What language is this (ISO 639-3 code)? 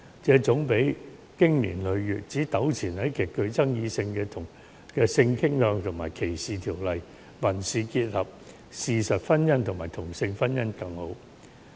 yue